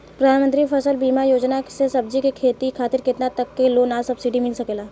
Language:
Bhojpuri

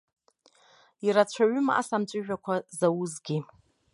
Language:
Abkhazian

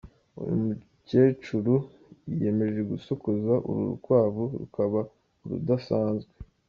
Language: Kinyarwanda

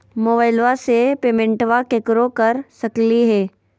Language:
Magahi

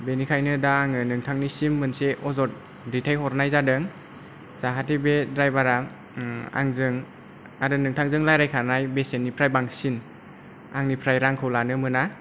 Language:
Bodo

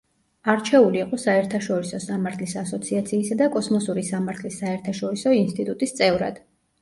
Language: Georgian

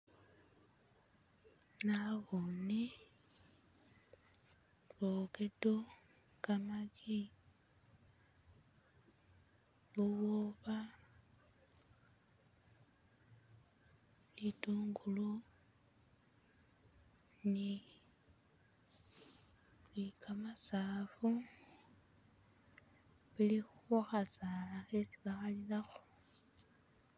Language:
Masaaba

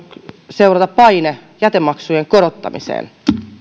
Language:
Finnish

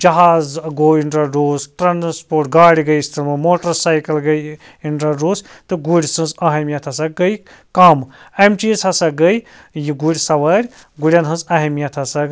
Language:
Kashmiri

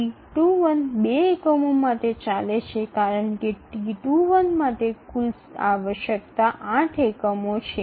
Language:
Gujarati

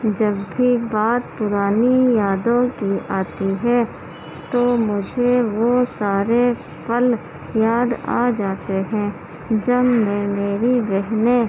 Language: Urdu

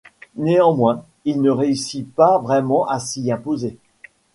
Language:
French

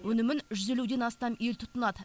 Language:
Kazakh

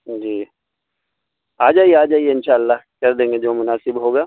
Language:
Urdu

